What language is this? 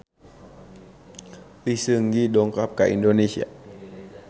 Sundanese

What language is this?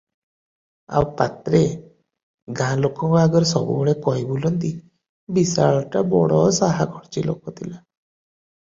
Odia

